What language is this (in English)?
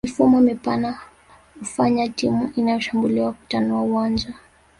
Swahili